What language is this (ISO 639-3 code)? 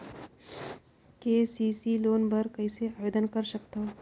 hne